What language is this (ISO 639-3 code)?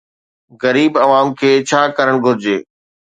snd